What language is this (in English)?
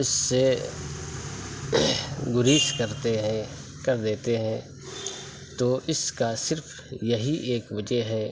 Urdu